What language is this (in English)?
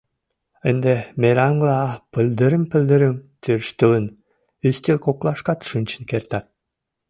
Mari